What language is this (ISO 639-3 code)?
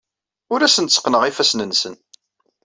kab